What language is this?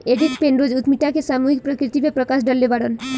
Bhojpuri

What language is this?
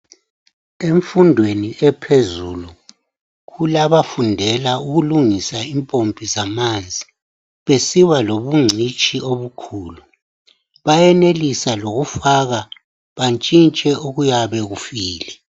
North Ndebele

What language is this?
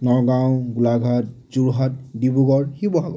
Assamese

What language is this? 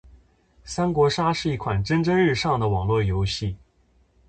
Chinese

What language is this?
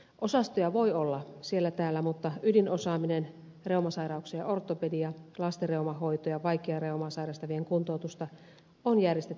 Finnish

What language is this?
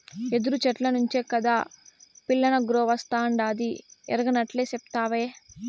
Telugu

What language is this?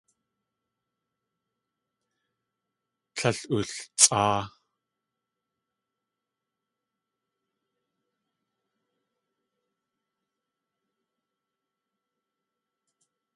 Tlingit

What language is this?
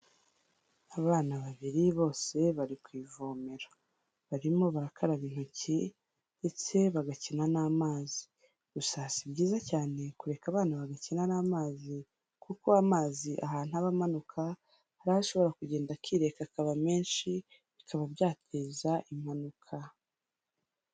Kinyarwanda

